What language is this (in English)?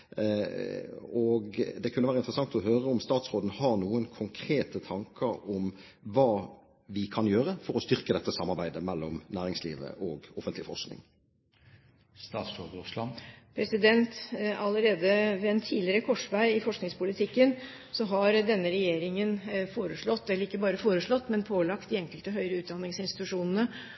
Norwegian Bokmål